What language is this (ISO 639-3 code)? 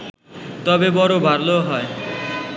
ben